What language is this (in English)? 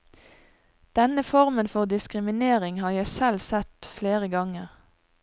Norwegian